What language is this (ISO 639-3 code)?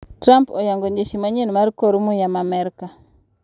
luo